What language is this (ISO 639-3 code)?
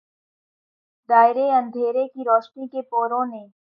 urd